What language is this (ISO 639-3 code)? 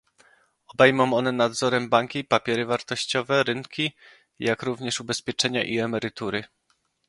pol